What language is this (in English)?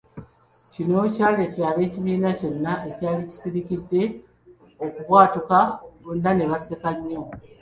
Ganda